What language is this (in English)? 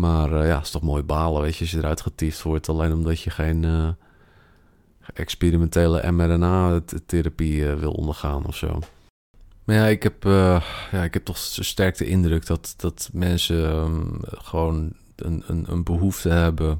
Dutch